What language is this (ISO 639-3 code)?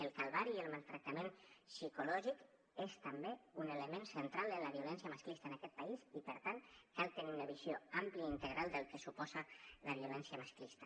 cat